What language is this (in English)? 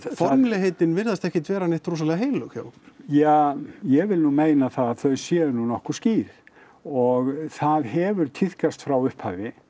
Icelandic